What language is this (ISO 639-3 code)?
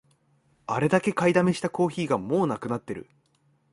jpn